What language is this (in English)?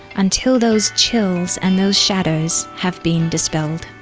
English